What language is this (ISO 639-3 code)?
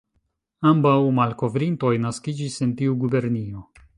epo